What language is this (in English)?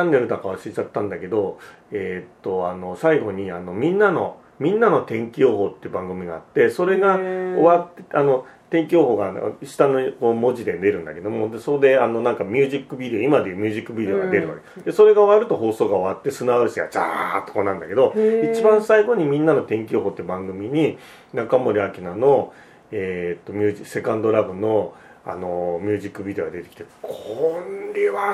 Japanese